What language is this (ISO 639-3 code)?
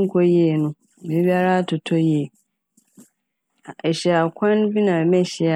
aka